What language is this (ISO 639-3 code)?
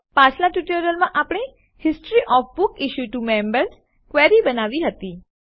guj